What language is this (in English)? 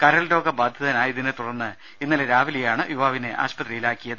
Malayalam